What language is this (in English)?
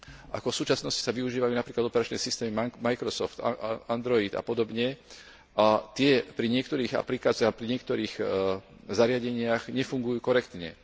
Slovak